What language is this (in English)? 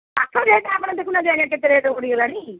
Odia